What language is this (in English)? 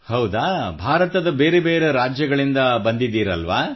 Kannada